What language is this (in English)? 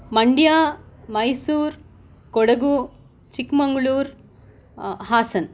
Sanskrit